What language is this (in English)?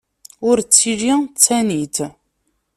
Kabyle